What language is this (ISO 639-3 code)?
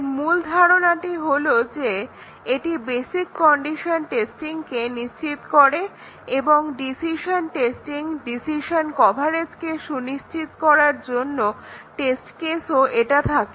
ben